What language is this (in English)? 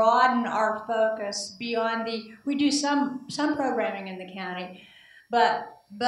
English